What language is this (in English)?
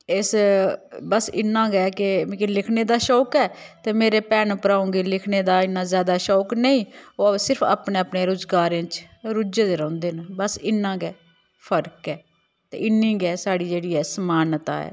Dogri